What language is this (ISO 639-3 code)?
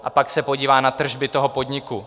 ces